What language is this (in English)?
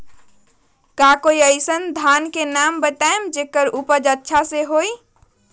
Magahi